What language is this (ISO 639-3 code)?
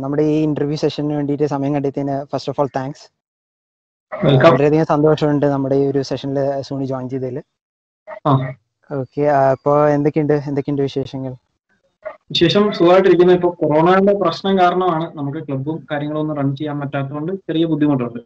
mal